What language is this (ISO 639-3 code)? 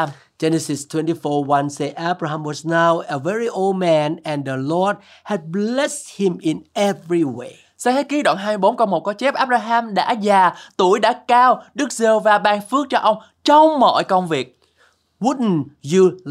vie